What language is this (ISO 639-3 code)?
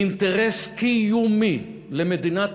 heb